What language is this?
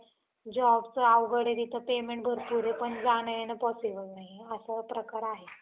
Marathi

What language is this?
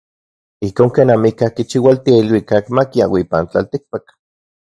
Central Puebla Nahuatl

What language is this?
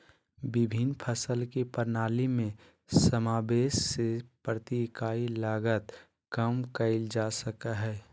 Magahi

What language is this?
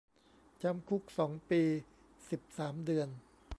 Thai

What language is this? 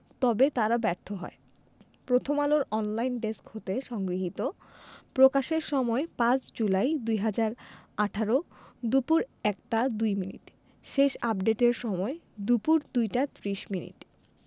Bangla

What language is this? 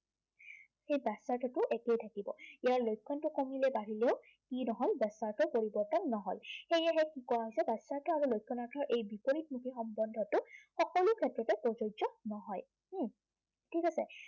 Assamese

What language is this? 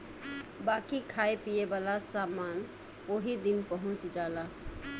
Bhojpuri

